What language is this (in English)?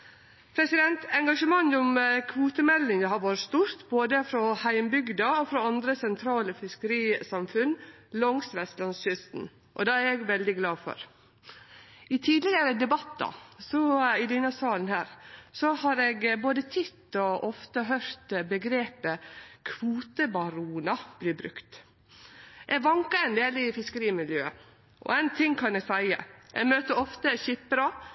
Norwegian Nynorsk